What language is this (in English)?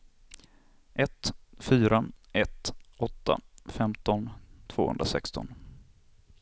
Swedish